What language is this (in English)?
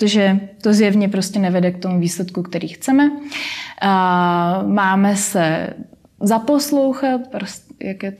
Czech